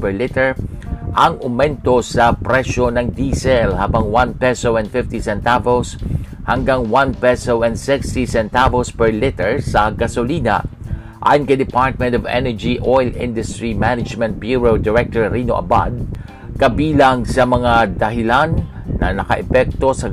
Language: Filipino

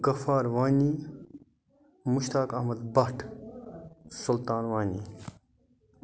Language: Kashmiri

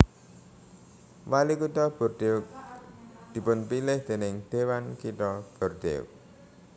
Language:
Javanese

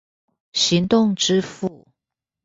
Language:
Chinese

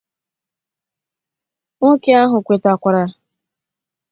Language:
Igbo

